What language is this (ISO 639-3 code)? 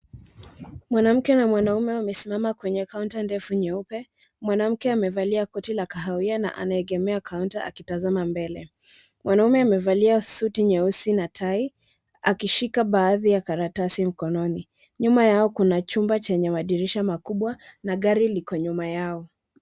swa